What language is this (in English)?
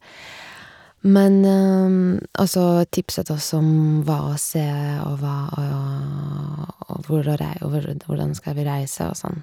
Norwegian